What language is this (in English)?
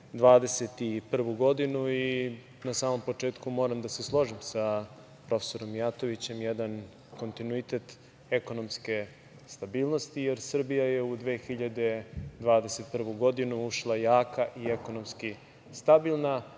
Serbian